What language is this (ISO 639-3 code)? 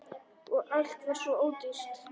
isl